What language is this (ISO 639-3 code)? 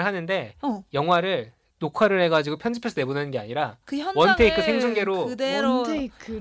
kor